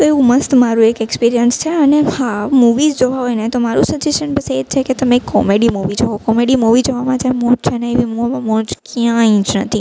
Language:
Gujarati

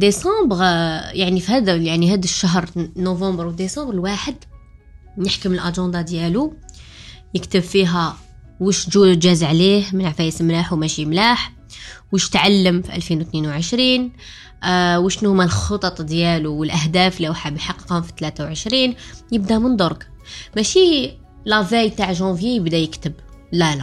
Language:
Arabic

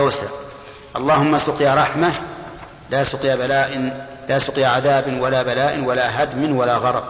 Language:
Arabic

